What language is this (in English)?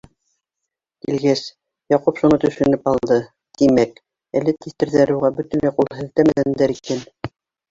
Bashkir